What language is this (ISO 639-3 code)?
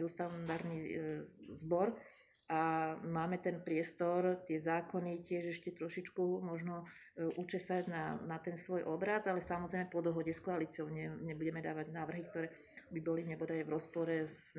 slk